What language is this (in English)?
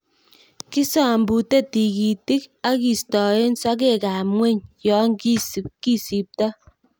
Kalenjin